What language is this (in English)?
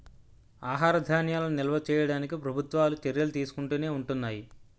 Telugu